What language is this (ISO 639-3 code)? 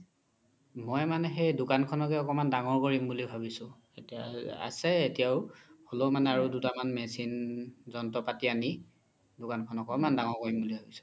asm